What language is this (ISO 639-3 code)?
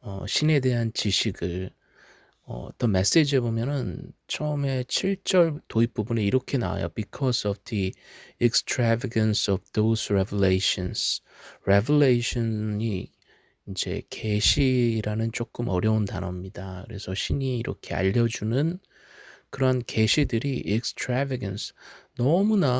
kor